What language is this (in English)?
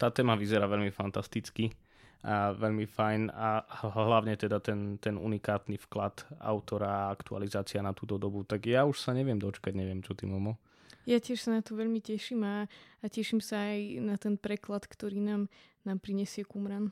Slovak